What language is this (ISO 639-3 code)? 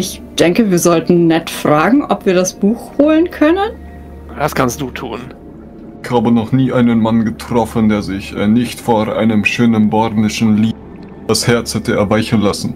deu